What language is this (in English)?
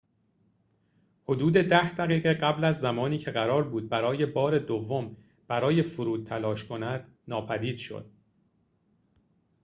Persian